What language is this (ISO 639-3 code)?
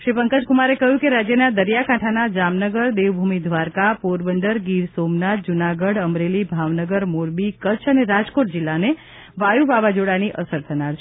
guj